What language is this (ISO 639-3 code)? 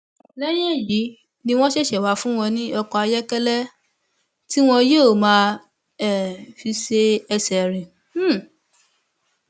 yor